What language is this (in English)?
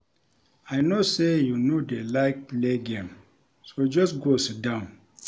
Nigerian Pidgin